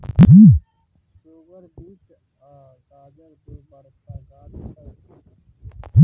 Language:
Maithili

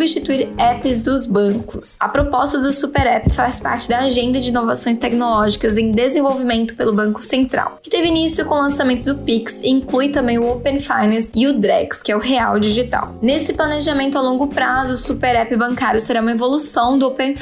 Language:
Portuguese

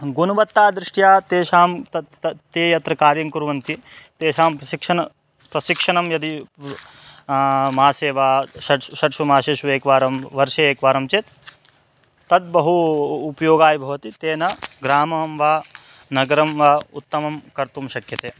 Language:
Sanskrit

